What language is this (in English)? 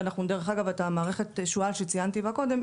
Hebrew